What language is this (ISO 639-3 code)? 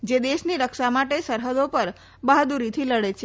guj